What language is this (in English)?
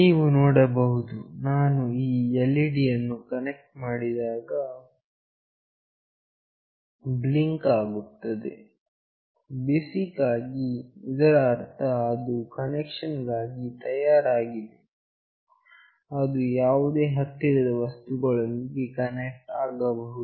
Kannada